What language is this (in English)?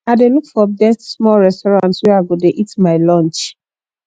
Nigerian Pidgin